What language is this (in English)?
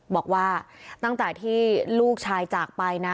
Thai